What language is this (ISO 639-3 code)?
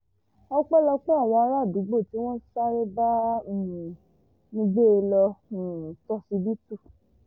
yor